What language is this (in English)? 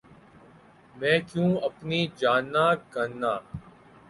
Urdu